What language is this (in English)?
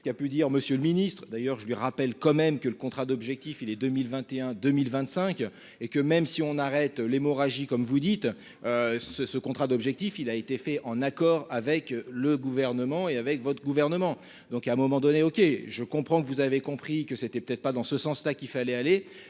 French